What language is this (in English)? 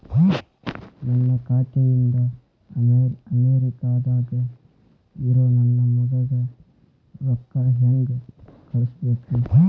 Kannada